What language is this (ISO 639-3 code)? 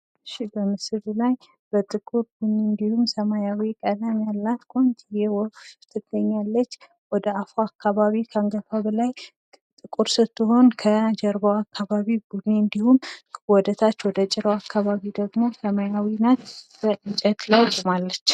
amh